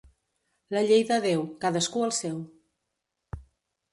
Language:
Catalan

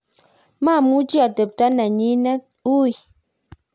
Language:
Kalenjin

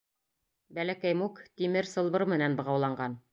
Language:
Bashkir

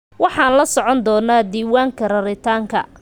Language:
Somali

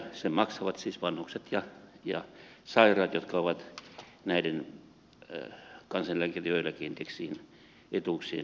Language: Finnish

